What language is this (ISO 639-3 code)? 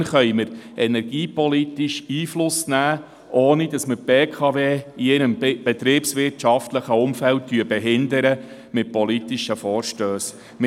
gsw